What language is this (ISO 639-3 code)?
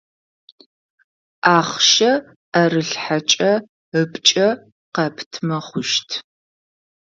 ady